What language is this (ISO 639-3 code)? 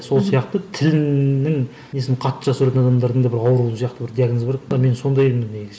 kaz